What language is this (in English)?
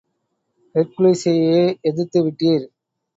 Tamil